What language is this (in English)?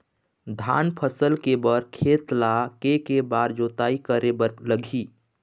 Chhattisgarhi